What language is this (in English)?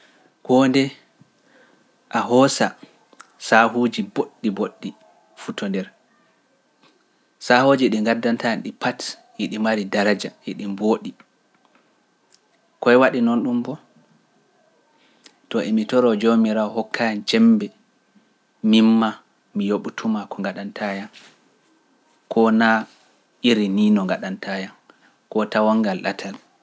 Pular